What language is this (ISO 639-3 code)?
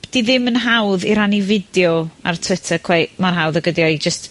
cym